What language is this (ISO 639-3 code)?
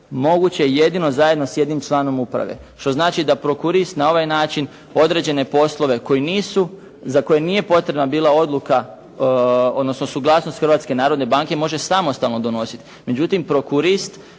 hrv